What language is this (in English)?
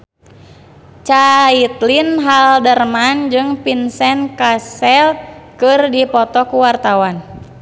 Sundanese